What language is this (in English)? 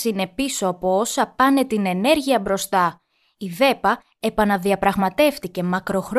Greek